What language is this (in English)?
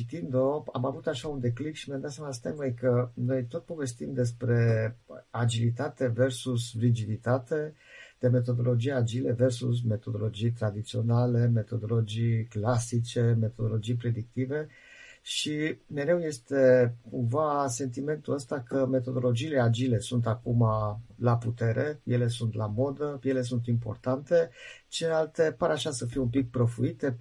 Romanian